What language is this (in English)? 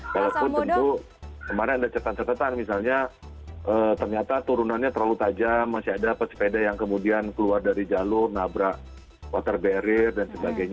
Indonesian